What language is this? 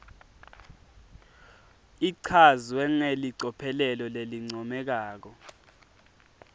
Swati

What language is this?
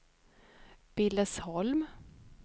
Swedish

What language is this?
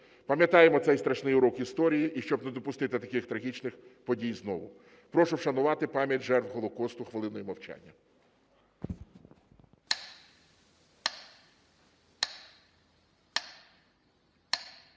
Ukrainian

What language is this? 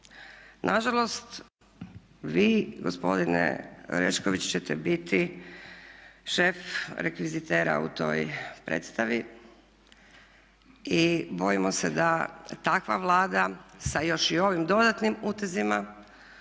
Croatian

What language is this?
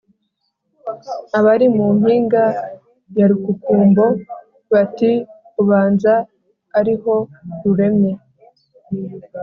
Kinyarwanda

